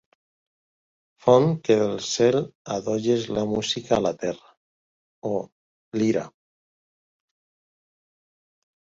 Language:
Catalan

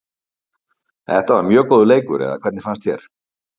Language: Icelandic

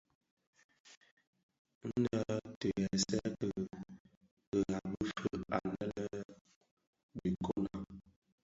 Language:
Bafia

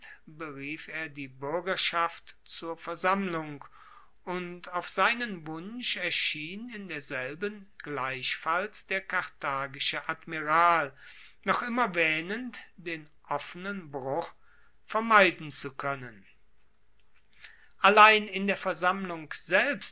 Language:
German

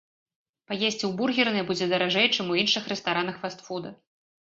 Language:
Belarusian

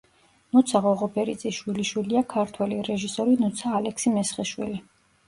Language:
Georgian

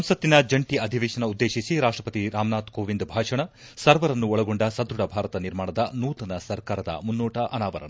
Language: Kannada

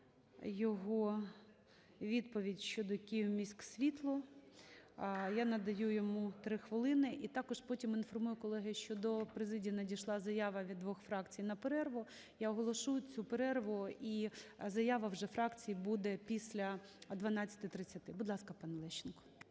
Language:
Ukrainian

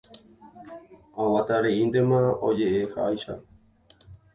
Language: Guarani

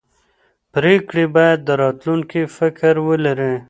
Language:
Pashto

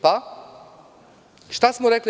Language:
Serbian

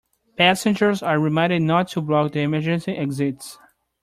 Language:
English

